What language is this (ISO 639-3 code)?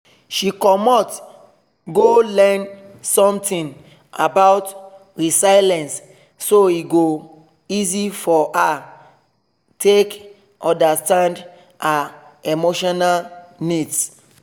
pcm